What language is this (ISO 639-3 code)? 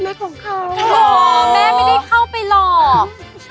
tha